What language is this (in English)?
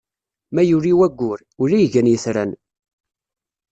Kabyle